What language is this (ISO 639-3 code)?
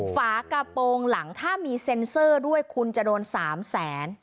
tha